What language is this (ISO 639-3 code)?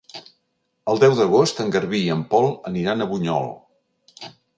cat